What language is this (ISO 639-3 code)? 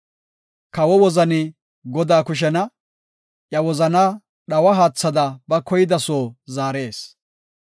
gof